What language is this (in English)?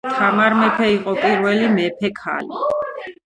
Georgian